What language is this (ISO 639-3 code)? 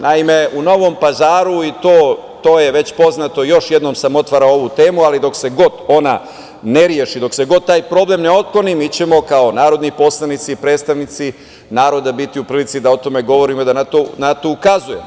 srp